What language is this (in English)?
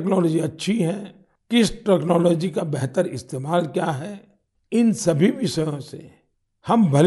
Hindi